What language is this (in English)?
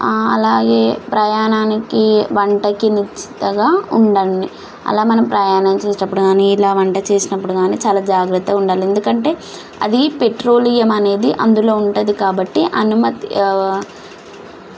Telugu